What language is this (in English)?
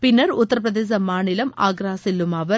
Tamil